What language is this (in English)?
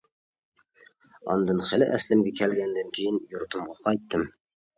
Uyghur